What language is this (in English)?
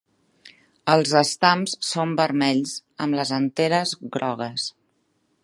Catalan